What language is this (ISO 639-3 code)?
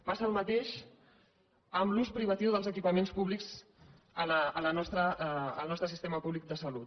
cat